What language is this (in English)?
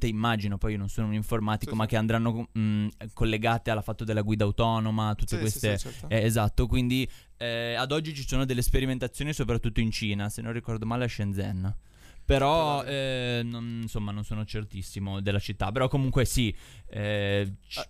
Italian